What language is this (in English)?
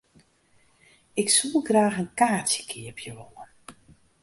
Western Frisian